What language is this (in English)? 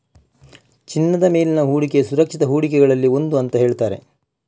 Kannada